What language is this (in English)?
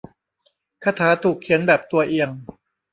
Thai